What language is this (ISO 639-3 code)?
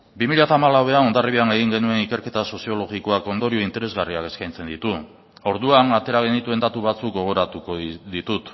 eus